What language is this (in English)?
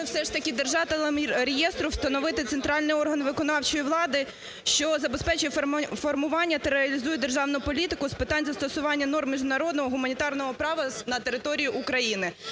Ukrainian